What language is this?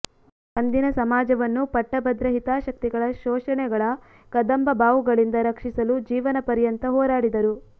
Kannada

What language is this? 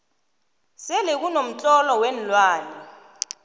South Ndebele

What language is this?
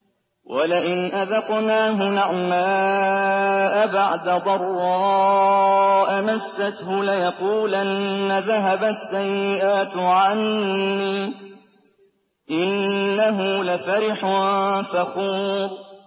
Arabic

